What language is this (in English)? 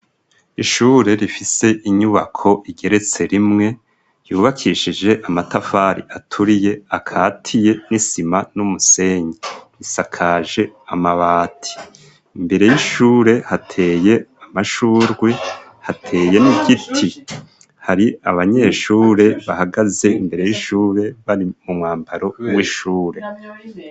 Rundi